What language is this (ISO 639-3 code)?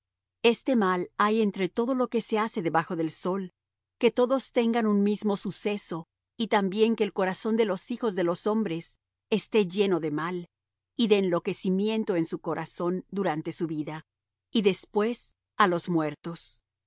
spa